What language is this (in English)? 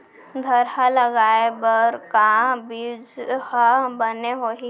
Chhattisgarhi